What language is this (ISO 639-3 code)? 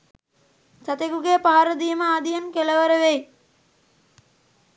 sin